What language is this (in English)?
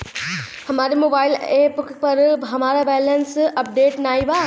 Bhojpuri